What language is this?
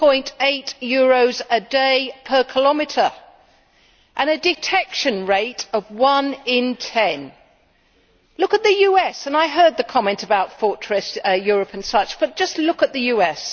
English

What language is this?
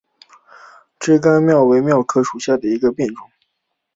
Chinese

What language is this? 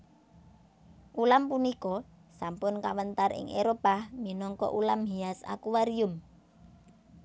Javanese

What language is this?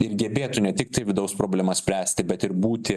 Lithuanian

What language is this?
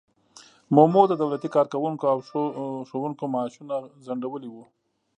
Pashto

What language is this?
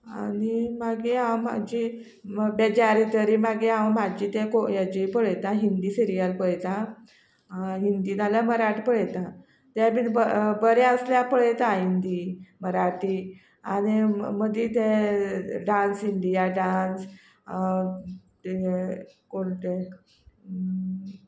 Konkani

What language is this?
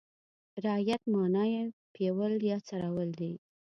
Pashto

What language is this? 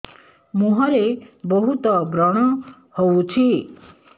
Odia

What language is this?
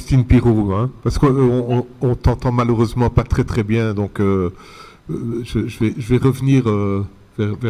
French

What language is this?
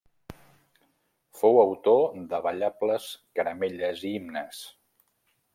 Catalan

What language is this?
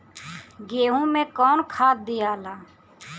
Bhojpuri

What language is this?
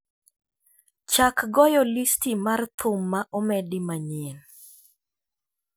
Luo (Kenya and Tanzania)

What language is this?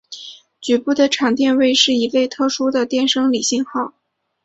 Chinese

